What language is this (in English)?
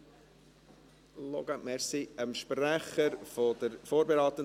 Swiss German